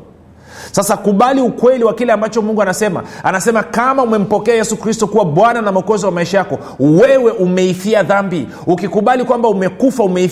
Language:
Swahili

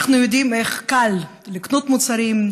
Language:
Hebrew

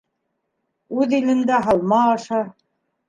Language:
Bashkir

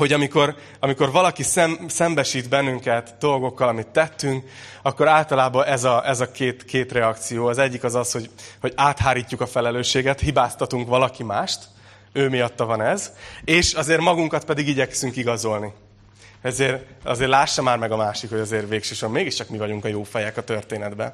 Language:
Hungarian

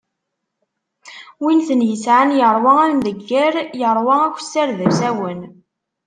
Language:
Kabyle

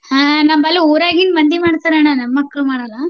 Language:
Kannada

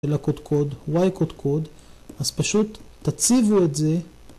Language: Hebrew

